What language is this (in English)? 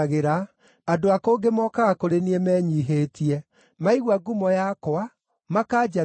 Kikuyu